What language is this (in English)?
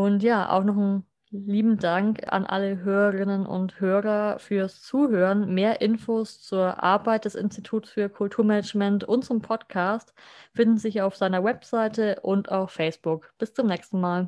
German